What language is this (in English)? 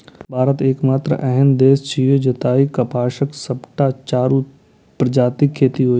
Maithili